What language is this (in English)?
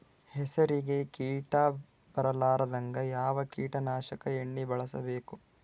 Kannada